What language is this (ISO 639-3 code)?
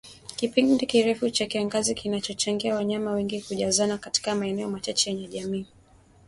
swa